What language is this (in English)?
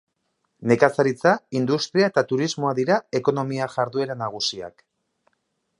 Basque